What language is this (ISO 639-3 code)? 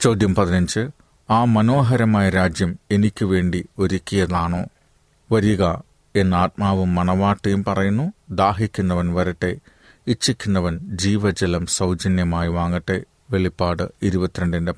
mal